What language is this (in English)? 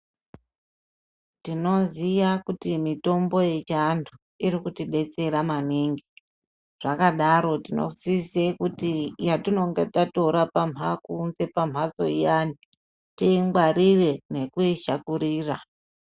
Ndau